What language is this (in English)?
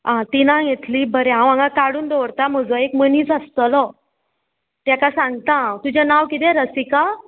Konkani